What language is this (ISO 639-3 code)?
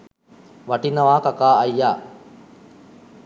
sin